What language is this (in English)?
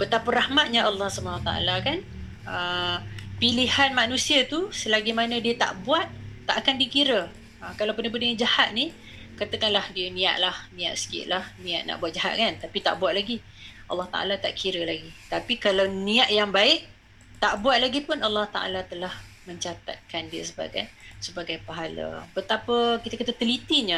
Malay